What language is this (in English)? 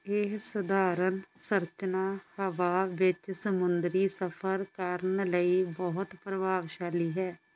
Punjabi